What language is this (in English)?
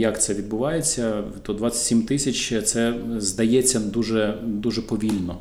Ukrainian